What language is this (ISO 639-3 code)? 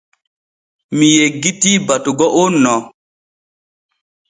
fue